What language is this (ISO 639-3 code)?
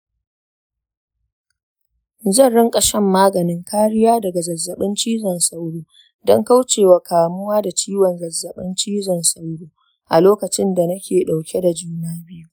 hau